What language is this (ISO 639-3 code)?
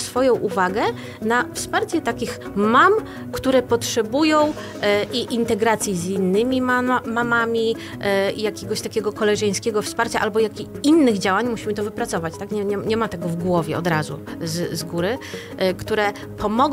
pol